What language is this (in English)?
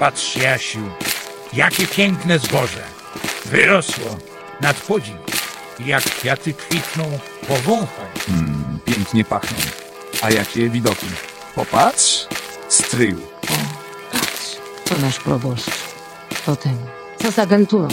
Polish